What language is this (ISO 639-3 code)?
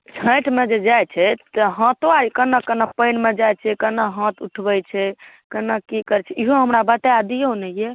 mai